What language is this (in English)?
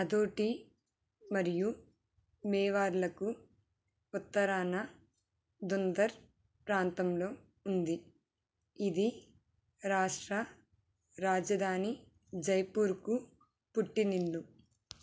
Telugu